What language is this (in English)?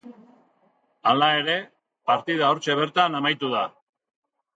Basque